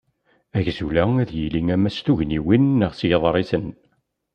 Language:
Kabyle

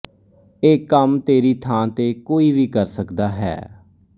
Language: Punjabi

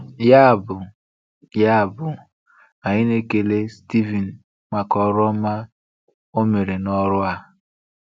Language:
Igbo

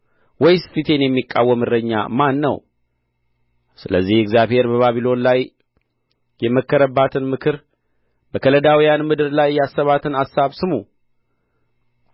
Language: Amharic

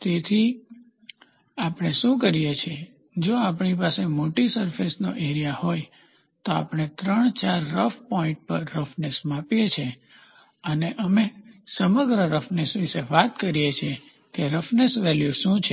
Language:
Gujarati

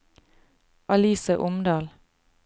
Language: Norwegian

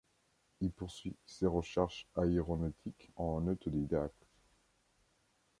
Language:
French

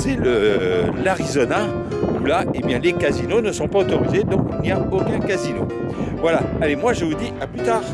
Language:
French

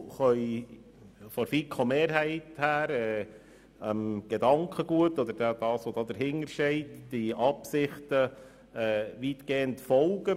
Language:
Swiss German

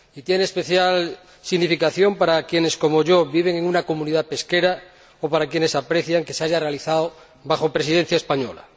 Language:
Spanish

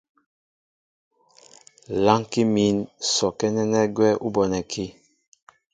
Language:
Mbo (Cameroon)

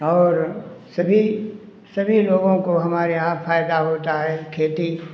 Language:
Hindi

